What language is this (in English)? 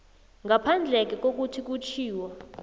South Ndebele